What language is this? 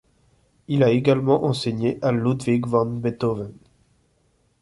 French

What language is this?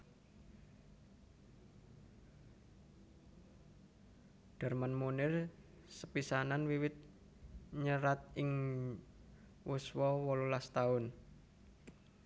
Javanese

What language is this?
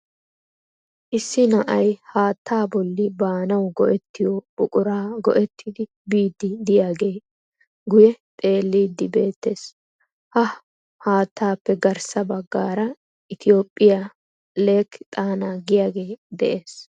Wolaytta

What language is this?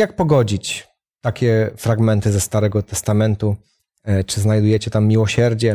Polish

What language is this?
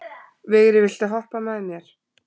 Icelandic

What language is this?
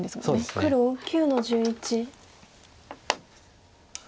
Japanese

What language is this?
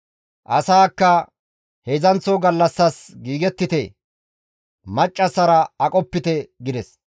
Gamo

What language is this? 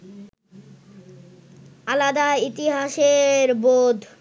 Bangla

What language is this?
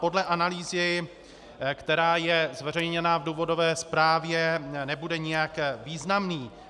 Czech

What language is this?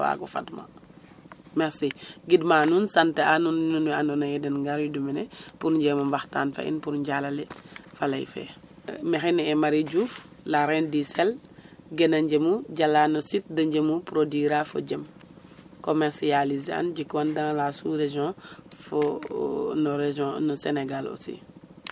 Serer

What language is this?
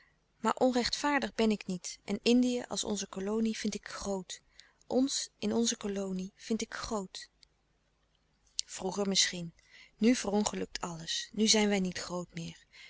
Dutch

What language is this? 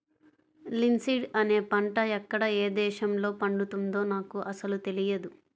Telugu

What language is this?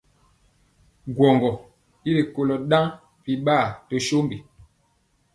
Mpiemo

